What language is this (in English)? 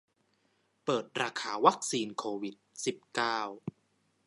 Thai